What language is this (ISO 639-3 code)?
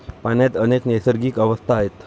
mar